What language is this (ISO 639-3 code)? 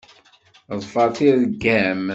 kab